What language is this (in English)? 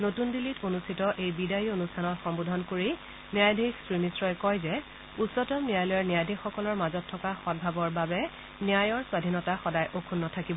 Assamese